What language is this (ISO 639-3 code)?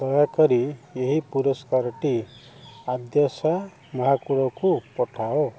ori